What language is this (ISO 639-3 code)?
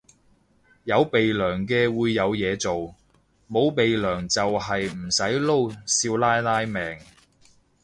yue